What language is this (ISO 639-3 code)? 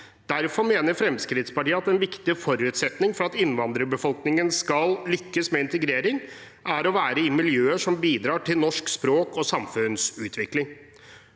nor